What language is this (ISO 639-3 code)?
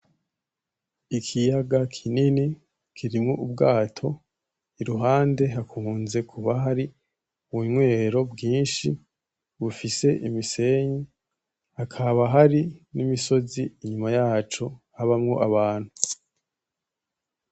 run